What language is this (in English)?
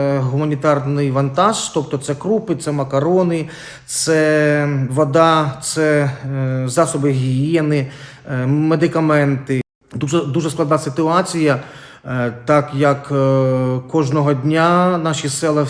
Ukrainian